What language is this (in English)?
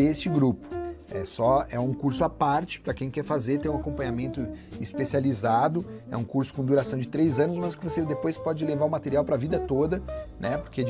Portuguese